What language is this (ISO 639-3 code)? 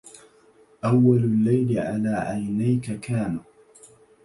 ara